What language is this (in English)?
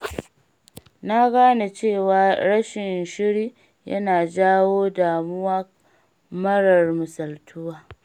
Hausa